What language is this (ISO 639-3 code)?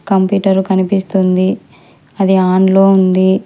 tel